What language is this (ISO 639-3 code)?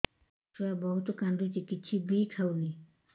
ori